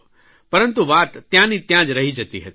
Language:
Gujarati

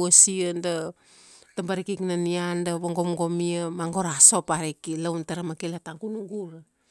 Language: Kuanua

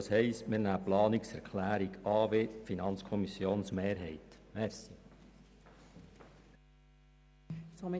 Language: Swiss German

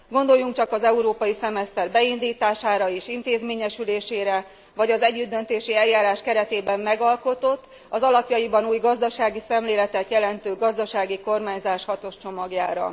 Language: Hungarian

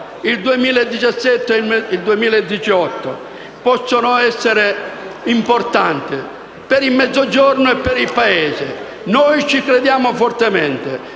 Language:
Italian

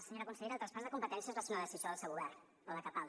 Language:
Catalan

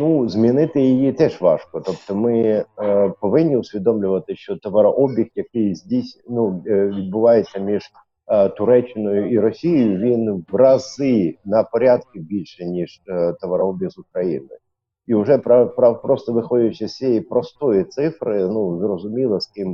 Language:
Ukrainian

